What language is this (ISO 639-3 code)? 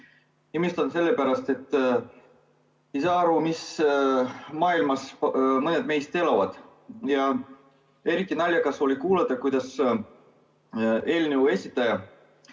est